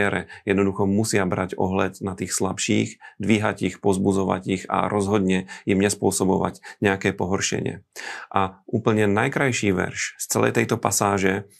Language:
Slovak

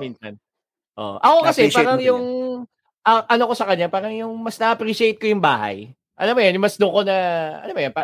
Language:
Filipino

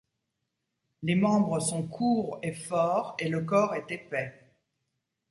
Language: French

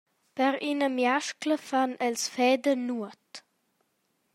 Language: Romansh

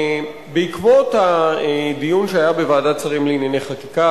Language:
Hebrew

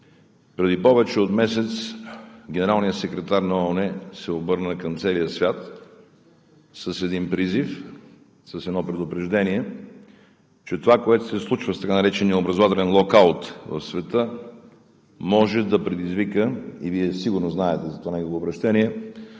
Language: Bulgarian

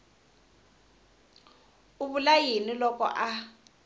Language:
Tsonga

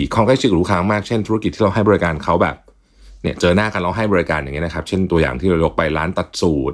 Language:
Thai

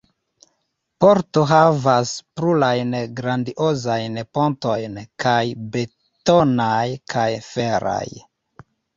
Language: Esperanto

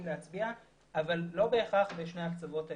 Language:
Hebrew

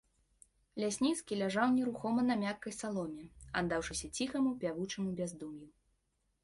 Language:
Belarusian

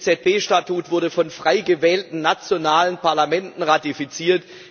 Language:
German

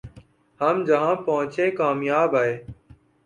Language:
Urdu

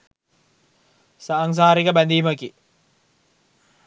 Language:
Sinhala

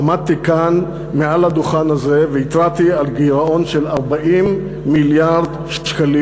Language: Hebrew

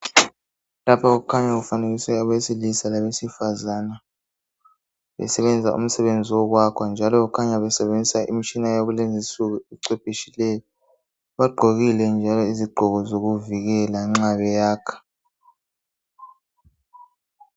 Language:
North Ndebele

